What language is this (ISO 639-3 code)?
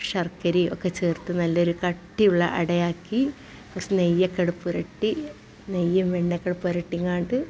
mal